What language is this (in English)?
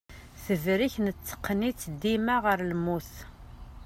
Kabyle